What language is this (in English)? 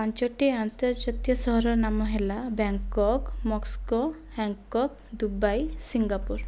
Odia